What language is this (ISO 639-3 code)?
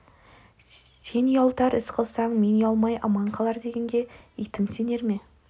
kaz